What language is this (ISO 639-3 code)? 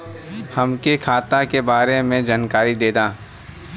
bho